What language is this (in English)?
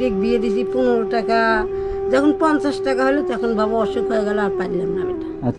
Romanian